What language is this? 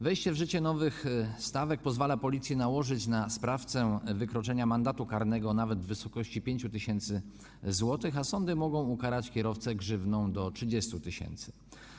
Polish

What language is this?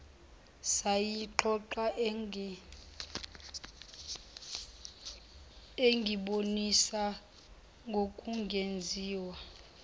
Zulu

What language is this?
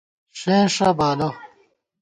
Gawar-Bati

